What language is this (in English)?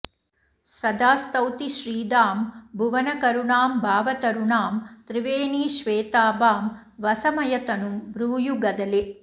Sanskrit